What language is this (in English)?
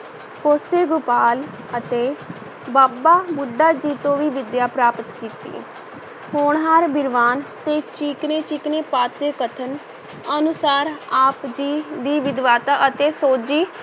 Punjabi